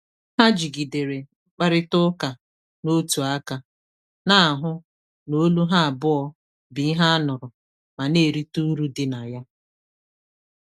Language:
Igbo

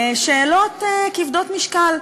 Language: Hebrew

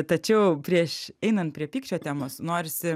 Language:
Lithuanian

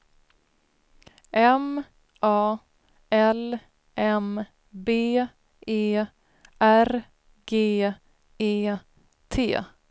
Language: Swedish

